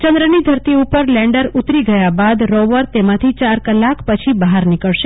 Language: Gujarati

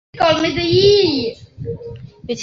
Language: Chinese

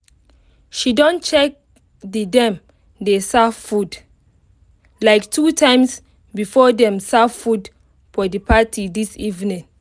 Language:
Nigerian Pidgin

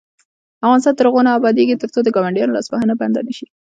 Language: Pashto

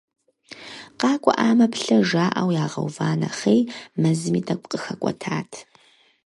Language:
Kabardian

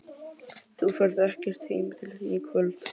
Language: Icelandic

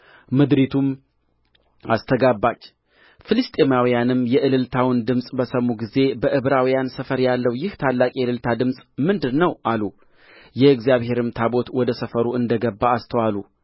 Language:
Amharic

